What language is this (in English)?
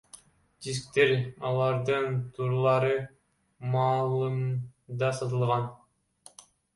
Kyrgyz